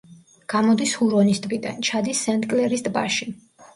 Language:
Georgian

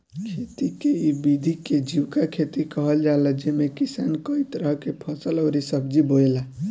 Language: Bhojpuri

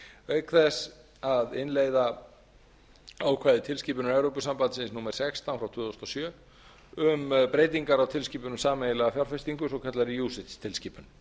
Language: Icelandic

